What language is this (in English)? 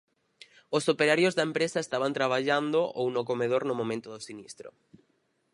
Galician